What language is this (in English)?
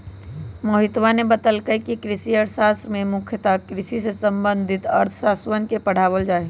Magahi